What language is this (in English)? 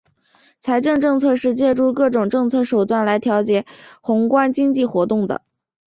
Chinese